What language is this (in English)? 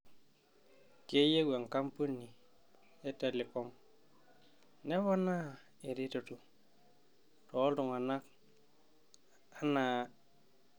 Masai